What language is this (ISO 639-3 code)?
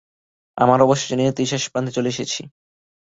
ben